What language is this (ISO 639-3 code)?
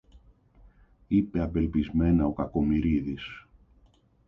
ell